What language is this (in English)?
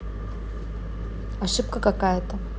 Russian